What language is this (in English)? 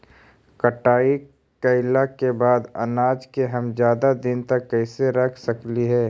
Magahi